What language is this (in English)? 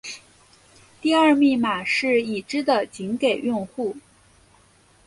Chinese